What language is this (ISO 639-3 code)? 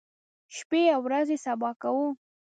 pus